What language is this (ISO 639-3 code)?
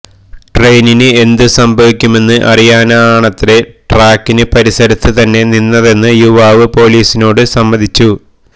mal